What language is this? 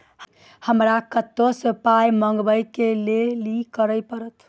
Maithili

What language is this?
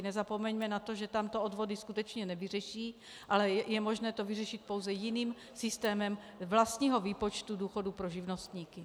Czech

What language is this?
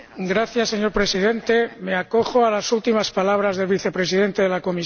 Spanish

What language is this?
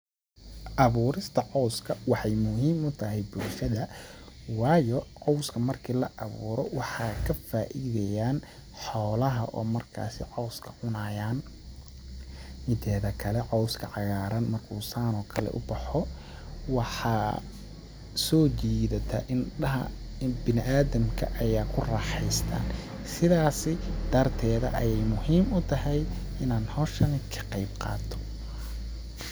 Somali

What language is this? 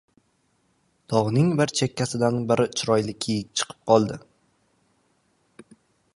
Uzbek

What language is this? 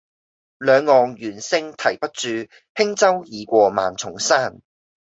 Cantonese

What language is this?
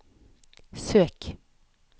Norwegian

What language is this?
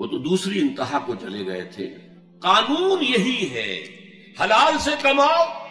Urdu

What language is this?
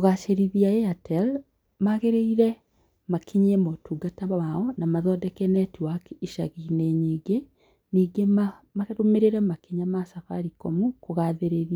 Kikuyu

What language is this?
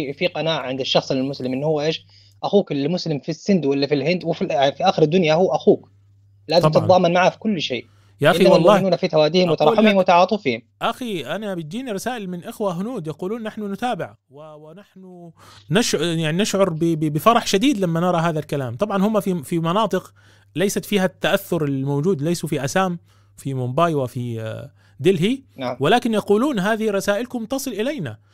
Arabic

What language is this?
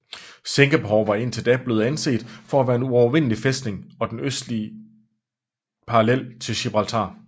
Danish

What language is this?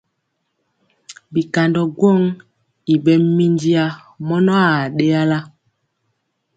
Mpiemo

